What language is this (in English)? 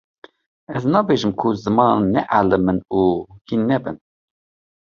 Kurdish